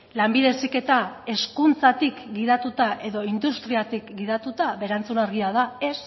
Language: Basque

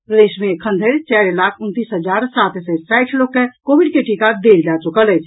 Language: Maithili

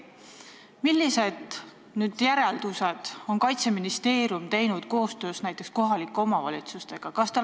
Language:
Estonian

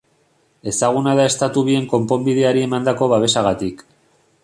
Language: Basque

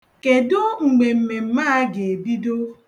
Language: Igbo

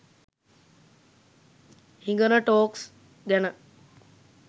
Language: Sinhala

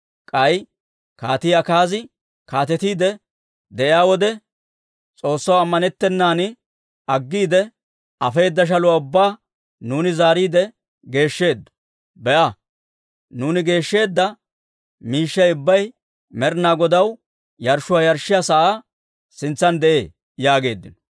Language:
Dawro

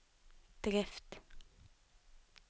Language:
Norwegian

